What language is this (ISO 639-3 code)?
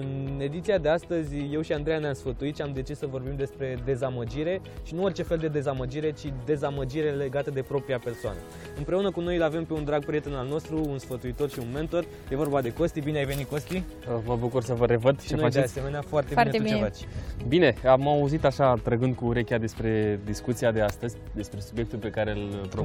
ron